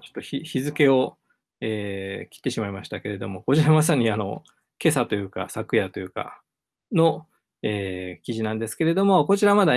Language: Japanese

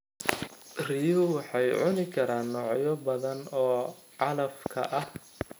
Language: Somali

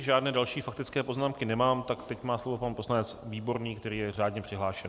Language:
Czech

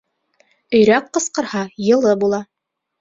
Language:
Bashkir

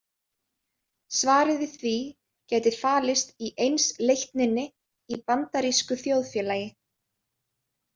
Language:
Icelandic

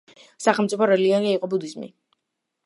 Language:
Georgian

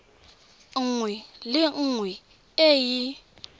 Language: Tswana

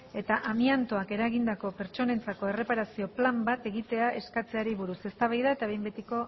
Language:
Basque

